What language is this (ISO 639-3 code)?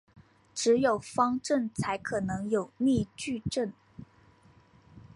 zho